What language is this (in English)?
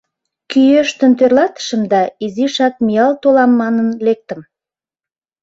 Mari